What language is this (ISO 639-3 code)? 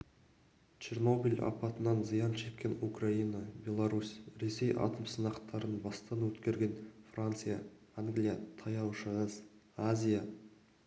kaz